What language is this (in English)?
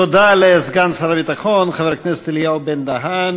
Hebrew